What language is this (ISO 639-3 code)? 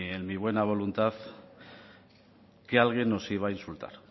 spa